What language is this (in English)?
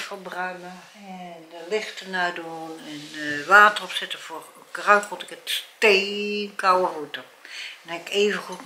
Dutch